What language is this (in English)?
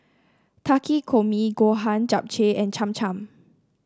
English